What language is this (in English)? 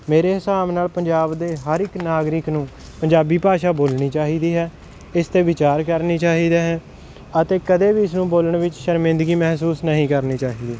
Punjabi